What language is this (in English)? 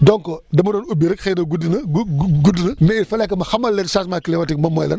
Wolof